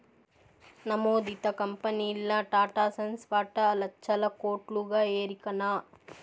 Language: Telugu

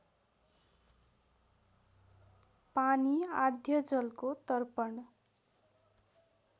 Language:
Nepali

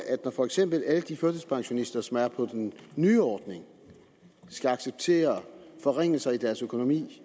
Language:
Danish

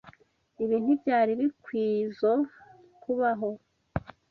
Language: Kinyarwanda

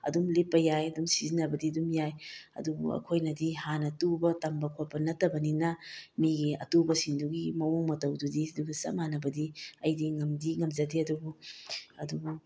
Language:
Manipuri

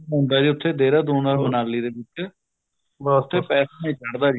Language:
Punjabi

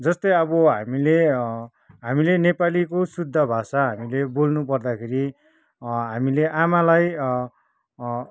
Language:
Nepali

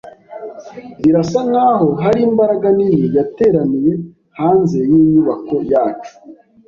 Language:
Kinyarwanda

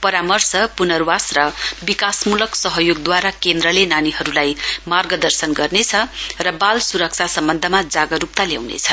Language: Nepali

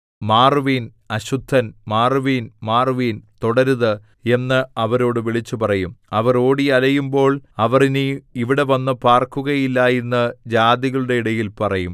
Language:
Malayalam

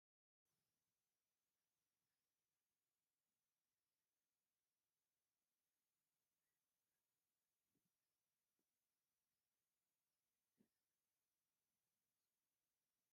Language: Tigrinya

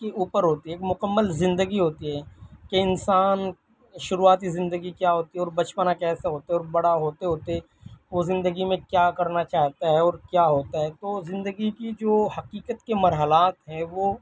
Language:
Urdu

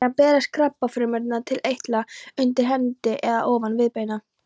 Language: Icelandic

